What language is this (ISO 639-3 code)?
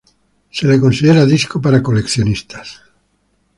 spa